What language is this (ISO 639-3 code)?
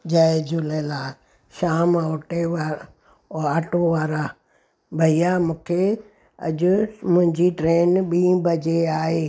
snd